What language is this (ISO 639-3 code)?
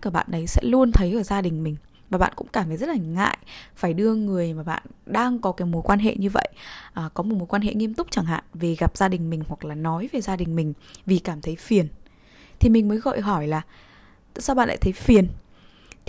vie